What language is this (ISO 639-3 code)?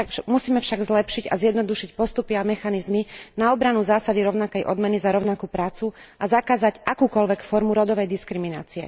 slk